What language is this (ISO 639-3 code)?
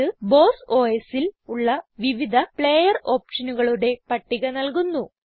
mal